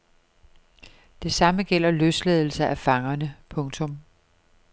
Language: Danish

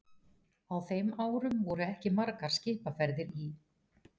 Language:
Icelandic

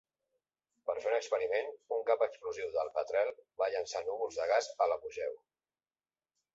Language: Catalan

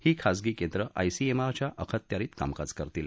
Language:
Marathi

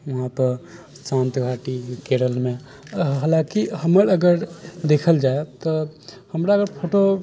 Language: Maithili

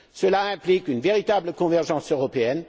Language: French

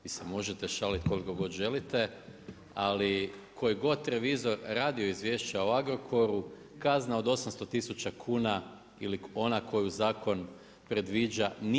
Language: Croatian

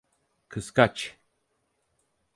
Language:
Turkish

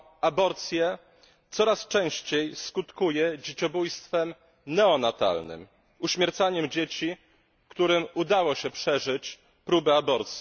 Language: Polish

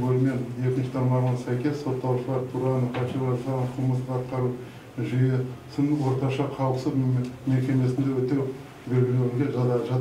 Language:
Turkish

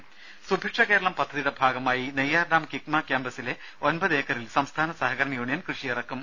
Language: Malayalam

